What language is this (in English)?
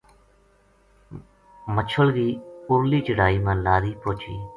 Gujari